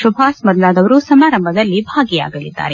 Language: Kannada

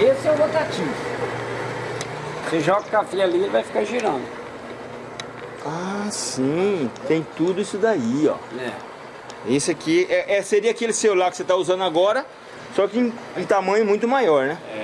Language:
Portuguese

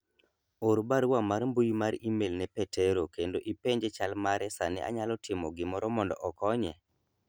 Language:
Luo (Kenya and Tanzania)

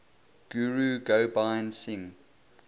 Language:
English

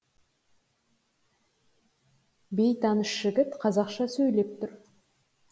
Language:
Kazakh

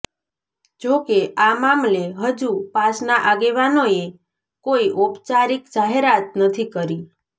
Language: Gujarati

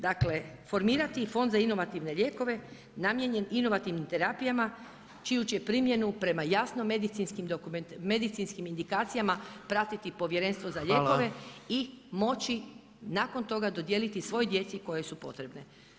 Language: Croatian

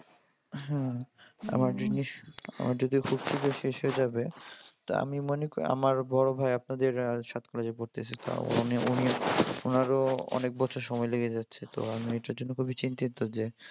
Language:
Bangla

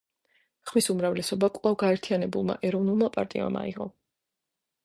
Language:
Georgian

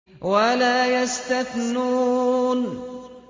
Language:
Arabic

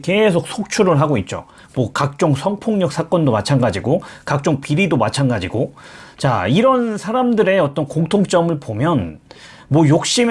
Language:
Korean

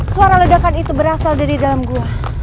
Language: Indonesian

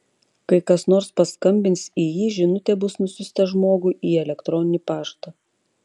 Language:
Lithuanian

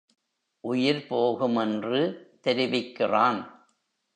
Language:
Tamil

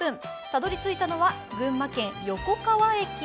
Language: Japanese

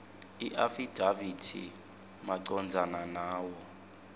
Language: Swati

